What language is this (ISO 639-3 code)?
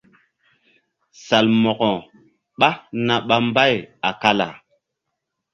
mdd